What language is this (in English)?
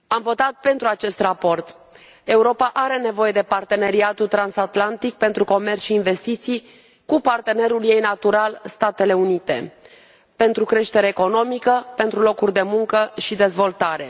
Romanian